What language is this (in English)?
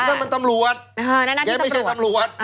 Thai